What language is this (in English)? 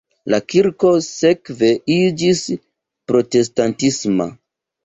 Esperanto